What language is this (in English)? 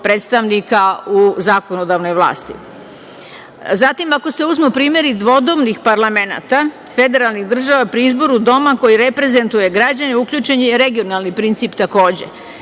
Serbian